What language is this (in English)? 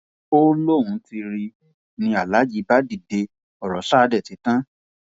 Yoruba